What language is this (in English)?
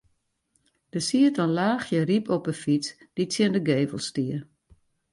Western Frisian